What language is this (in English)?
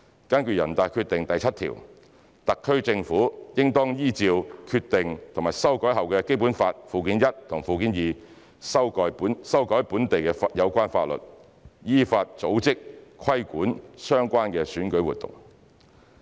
Cantonese